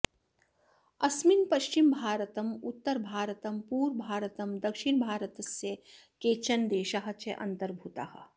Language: Sanskrit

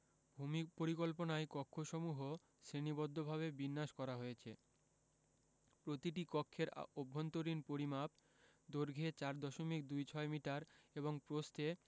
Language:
Bangla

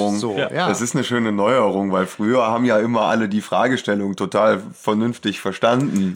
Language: German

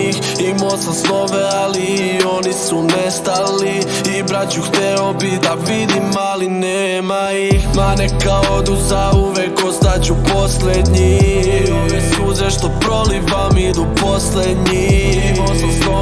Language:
Bosnian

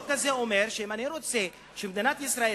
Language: Hebrew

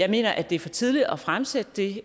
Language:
Danish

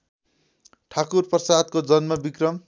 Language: Nepali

